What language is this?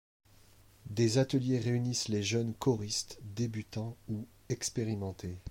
French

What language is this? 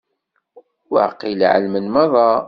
Kabyle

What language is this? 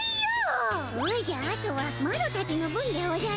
Japanese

